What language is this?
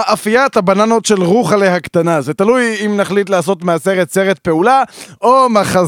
Hebrew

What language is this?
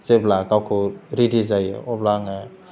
Bodo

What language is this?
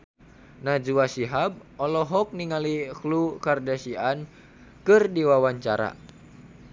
Sundanese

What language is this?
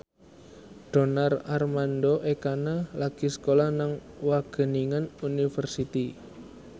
Javanese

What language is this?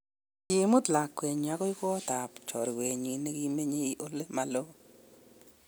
Kalenjin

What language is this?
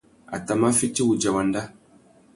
Tuki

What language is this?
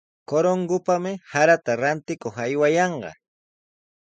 Sihuas Ancash Quechua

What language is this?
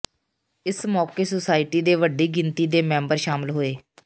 Punjabi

